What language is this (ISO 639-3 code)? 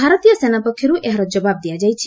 ori